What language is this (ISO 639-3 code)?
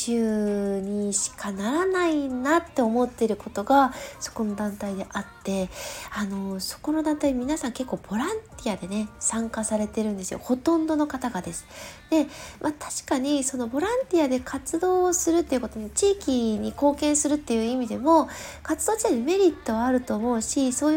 jpn